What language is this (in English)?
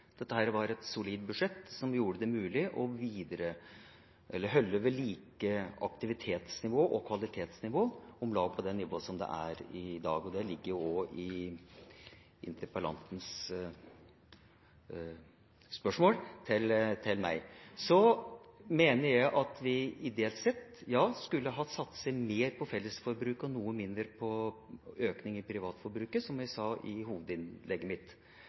Norwegian Bokmål